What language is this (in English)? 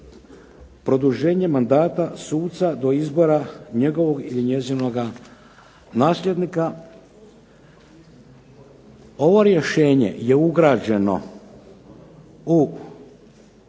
Croatian